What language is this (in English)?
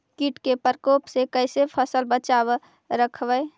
Magahi